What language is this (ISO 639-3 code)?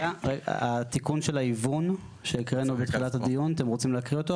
heb